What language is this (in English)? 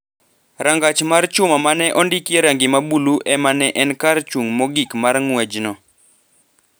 Luo (Kenya and Tanzania)